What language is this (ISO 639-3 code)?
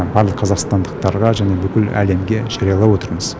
kaz